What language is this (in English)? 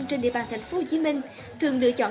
Vietnamese